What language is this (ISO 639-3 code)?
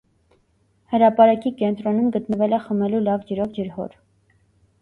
hye